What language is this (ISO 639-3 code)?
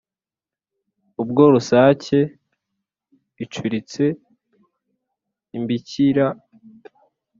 kin